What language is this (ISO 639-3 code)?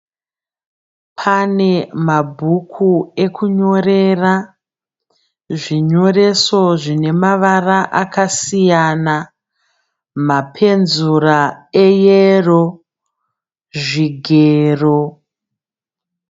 sna